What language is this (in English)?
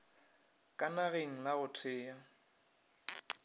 Northern Sotho